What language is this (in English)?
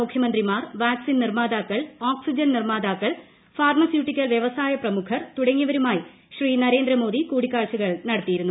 Malayalam